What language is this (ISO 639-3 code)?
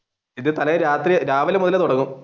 mal